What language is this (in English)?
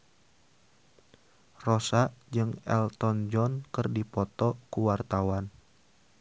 Sundanese